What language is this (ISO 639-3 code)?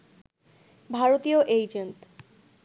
ben